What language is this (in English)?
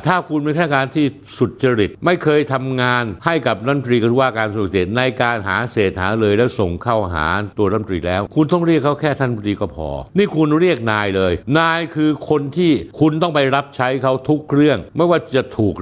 Thai